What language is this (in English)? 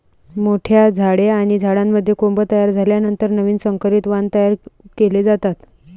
Marathi